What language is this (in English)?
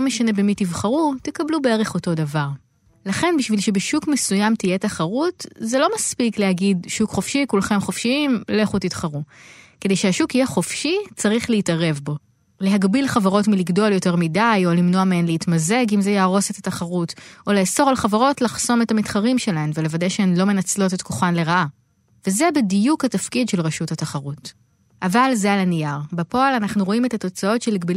Hebrew